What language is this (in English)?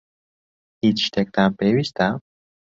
Central Kurdish